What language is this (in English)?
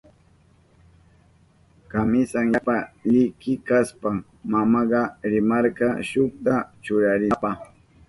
Southern Pastaza Quechua